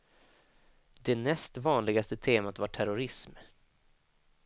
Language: Swedish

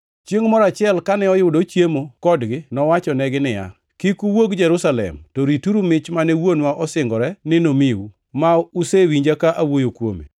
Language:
Luo (Kenya and Tanzania)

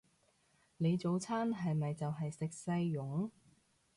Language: Cantonese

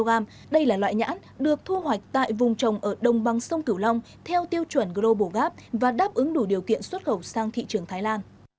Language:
Vietnamese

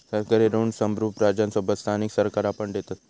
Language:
Marathi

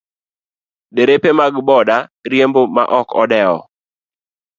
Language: Luo (Kenya and Tanzania)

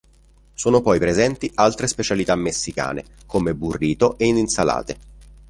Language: Italian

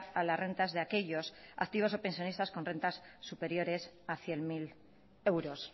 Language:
Spanish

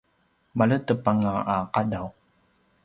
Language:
Paiwan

